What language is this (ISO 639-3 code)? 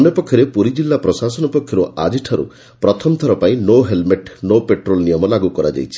ori